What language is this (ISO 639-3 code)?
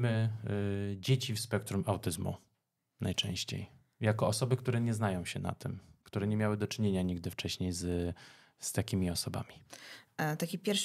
pol